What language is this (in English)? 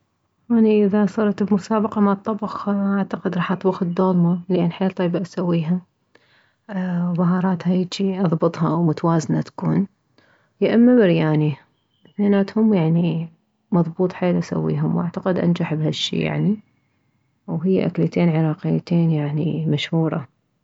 Mesopotamian Arabic